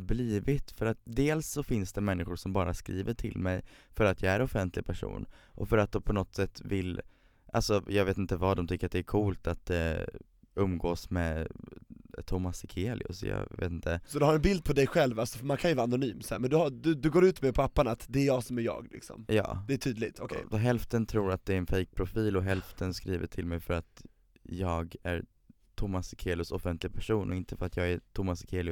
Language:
Swedish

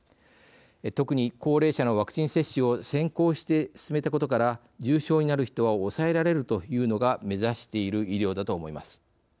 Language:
Japanese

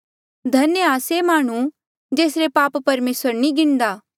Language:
Mandeali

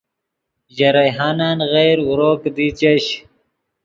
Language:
Yidgha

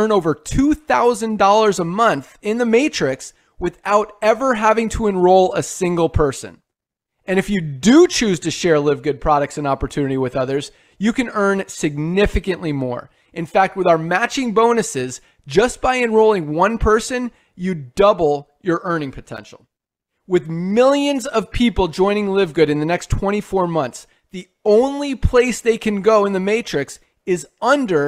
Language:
Filipino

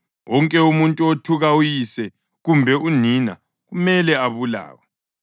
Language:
North Ndebele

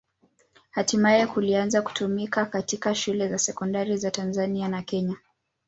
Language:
Swahili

